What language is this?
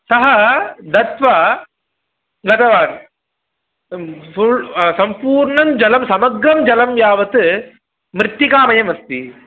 Sanskrit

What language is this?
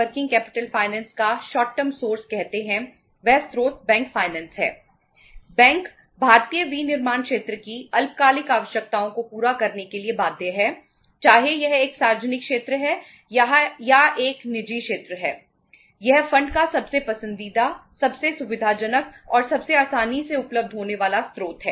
Hindi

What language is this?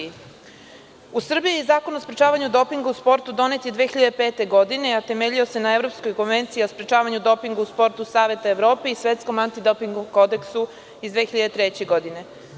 Serbian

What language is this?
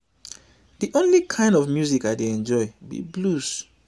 Nigerian Pidgin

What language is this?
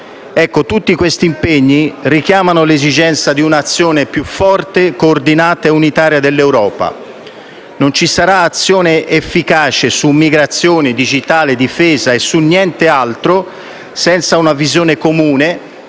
Italian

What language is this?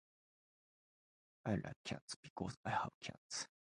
Japanese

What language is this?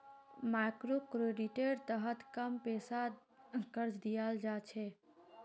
Magahi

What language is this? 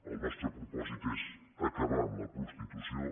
Catalan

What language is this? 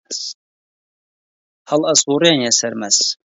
Central Kurdish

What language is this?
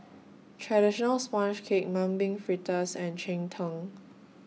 English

